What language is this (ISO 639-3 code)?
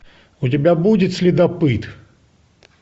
rus